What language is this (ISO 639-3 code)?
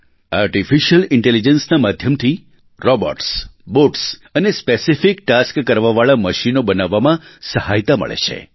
guj